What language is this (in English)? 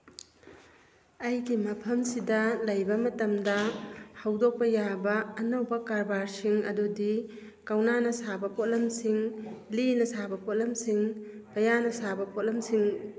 Manipuri